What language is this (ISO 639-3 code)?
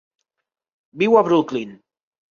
cat